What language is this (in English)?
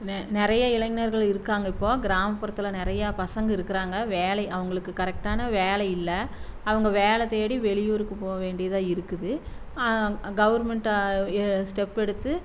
Tamil